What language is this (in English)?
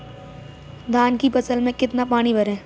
Hindi